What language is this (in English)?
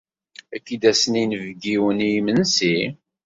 Kabyle